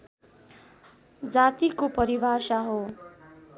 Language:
Nepali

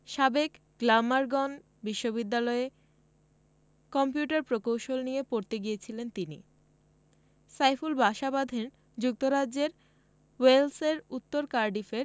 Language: Bangla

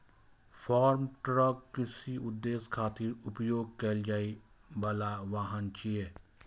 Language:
Maithili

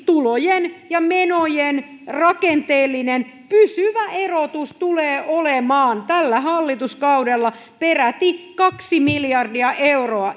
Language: Finnish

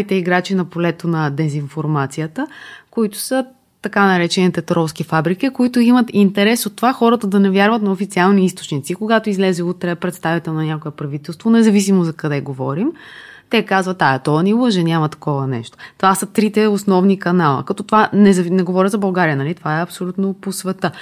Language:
Bulgarian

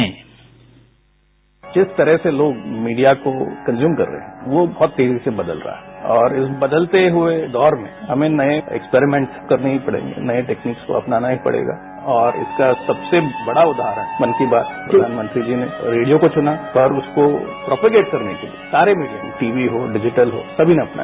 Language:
Hindi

